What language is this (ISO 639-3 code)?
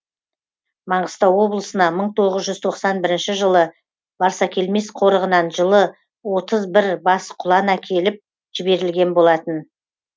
kaz